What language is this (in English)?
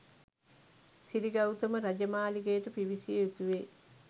Sinhala